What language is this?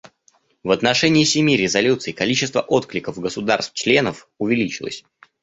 Russian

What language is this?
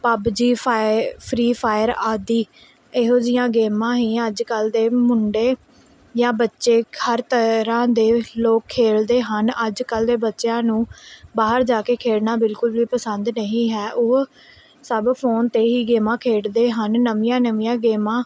Punjabi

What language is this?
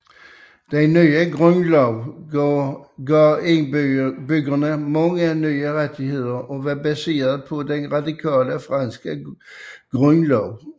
Danish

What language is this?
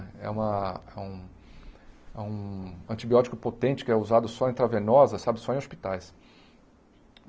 Portuguese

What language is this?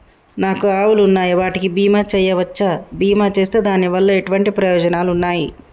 Telugu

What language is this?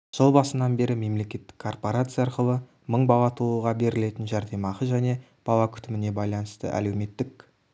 Kazakh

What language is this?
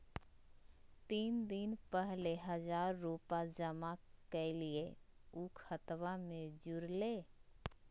Magahi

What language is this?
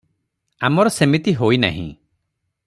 Odia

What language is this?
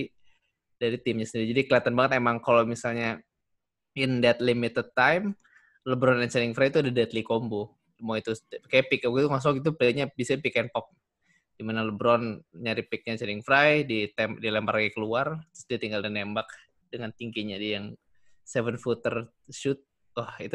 Indonesian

